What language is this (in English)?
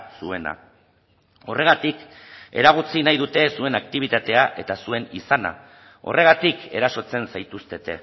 Basque